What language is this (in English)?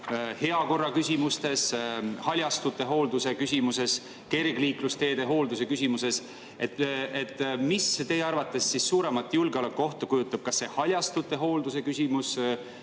Estonian